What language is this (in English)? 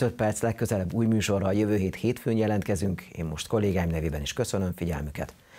Hungarian